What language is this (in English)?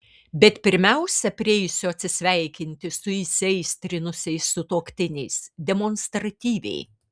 Lithuanian